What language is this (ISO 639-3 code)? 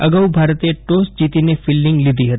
guj